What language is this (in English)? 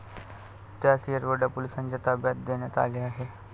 Marathi